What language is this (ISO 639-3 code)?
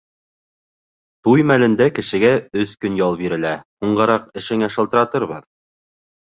bak